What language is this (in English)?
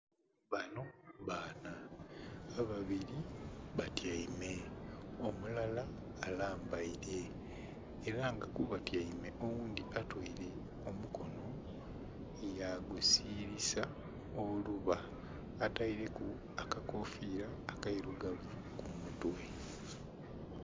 Soga